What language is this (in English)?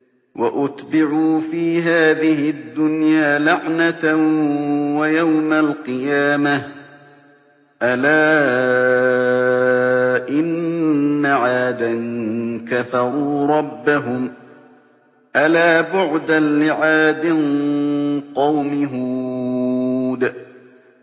Arabic